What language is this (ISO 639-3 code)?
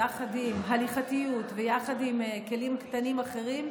heb